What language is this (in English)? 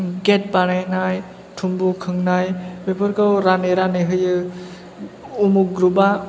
Bodo